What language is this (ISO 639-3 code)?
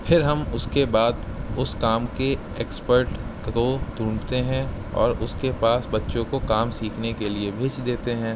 urd